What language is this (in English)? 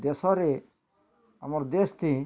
Odia